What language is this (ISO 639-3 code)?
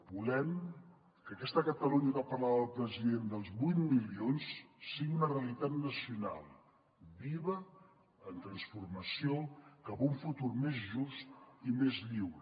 cat